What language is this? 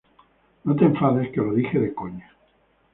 Spanish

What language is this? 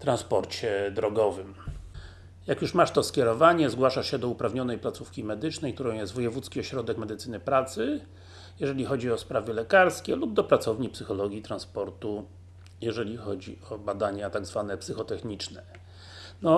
Polish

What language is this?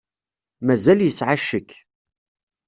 Kabyle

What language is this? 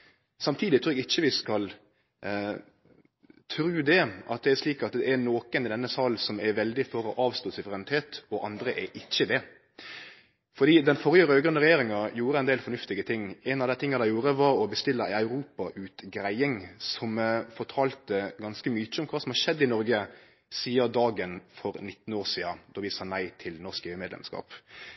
Norwegian Nynorsk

